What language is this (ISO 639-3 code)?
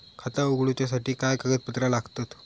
mar